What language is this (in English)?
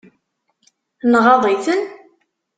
Kabyle